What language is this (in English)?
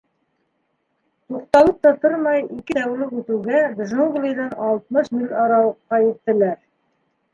Bashkir